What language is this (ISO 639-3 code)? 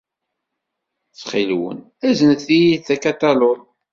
kab